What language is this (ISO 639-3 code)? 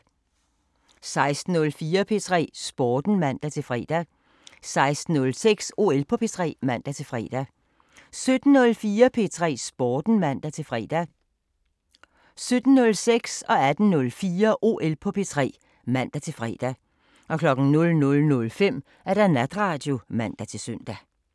dan